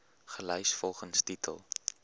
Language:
Afrikaans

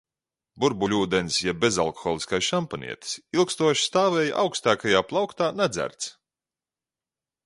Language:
Latvian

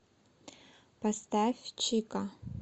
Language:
Russian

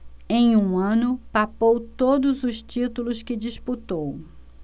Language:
Portuguese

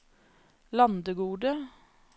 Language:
Norwegian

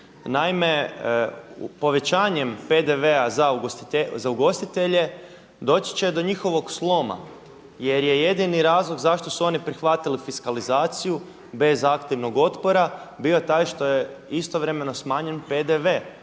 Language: Croatian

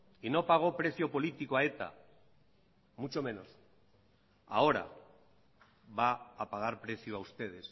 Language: Spanish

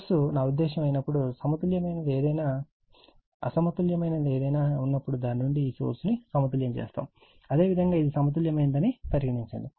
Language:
Telugu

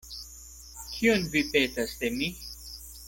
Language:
Esperanto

